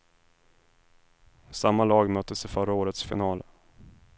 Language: Swedish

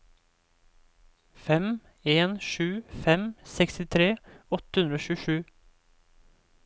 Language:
Norwegian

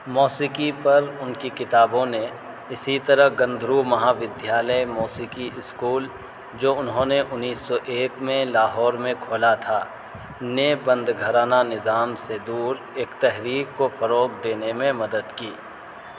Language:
Urdu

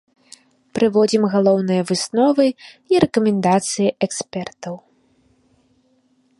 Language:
Belarusian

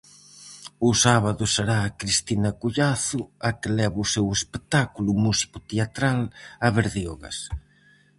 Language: Galician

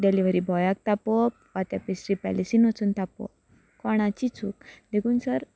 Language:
Konkani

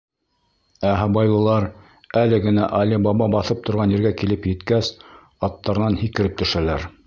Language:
Bashkir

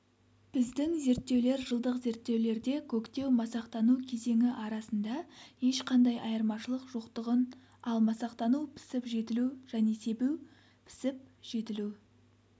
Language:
Kazakh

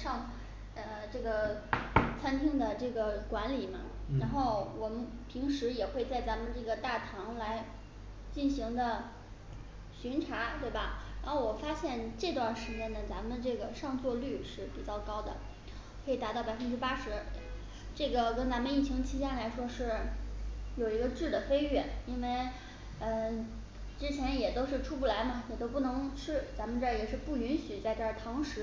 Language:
Chinese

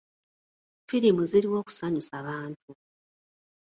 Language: Ganda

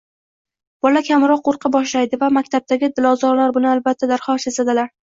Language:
Uzbek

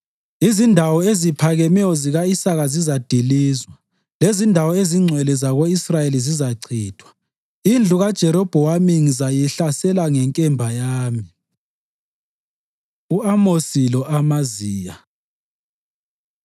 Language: North Ndebele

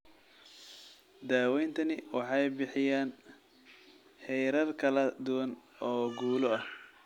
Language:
Somali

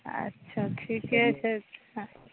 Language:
Maithili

